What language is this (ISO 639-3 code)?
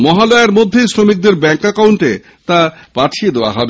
ben